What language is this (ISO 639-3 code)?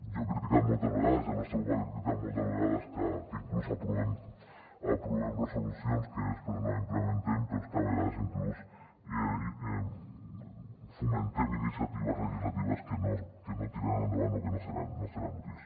cat